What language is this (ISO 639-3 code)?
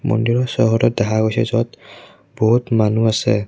asm